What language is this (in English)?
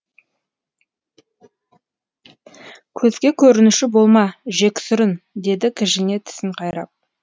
Kazakh